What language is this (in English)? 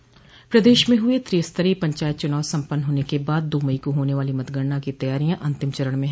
Hindi